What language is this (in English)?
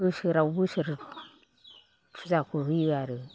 Bodo